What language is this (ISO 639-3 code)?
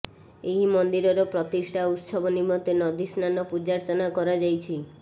ori